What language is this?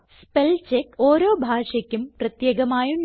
Malayalam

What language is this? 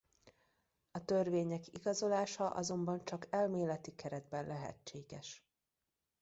Hungarian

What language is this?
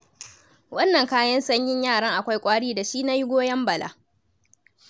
Hausa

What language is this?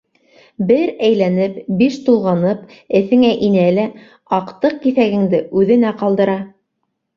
Bashkir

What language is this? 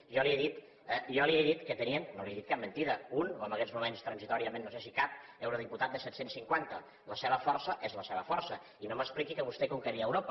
Catalan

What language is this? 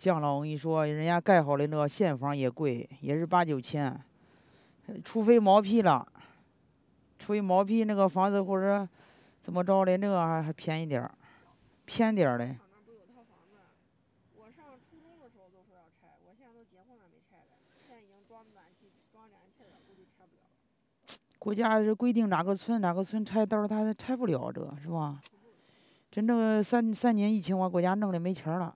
Chinese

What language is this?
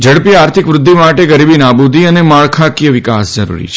Gujarati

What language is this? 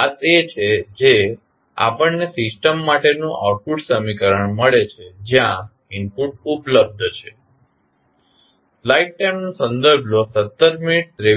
Gujarati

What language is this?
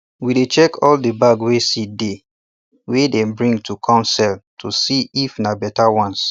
Nigerian Pidgin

